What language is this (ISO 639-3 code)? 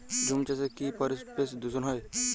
ben